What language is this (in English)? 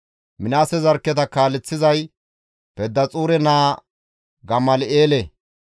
Gamo